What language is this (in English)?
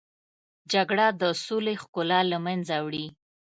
Pashto